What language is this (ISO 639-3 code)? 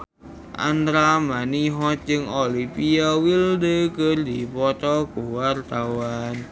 sun